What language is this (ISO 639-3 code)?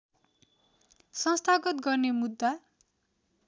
nep